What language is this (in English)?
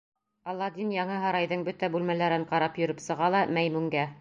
Bashkir